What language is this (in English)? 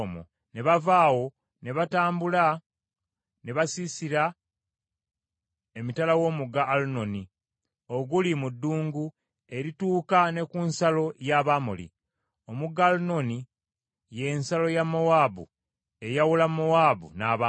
Ganda